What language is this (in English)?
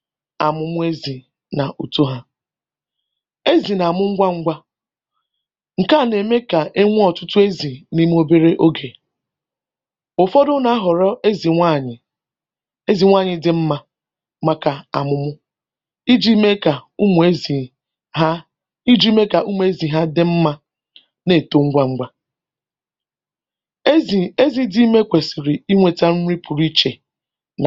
Igbo